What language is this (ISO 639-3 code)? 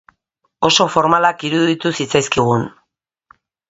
eus